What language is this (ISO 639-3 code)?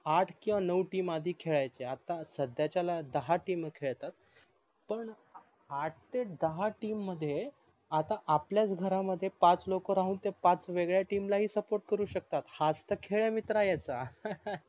mar